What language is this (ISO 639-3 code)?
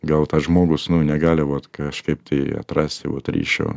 lit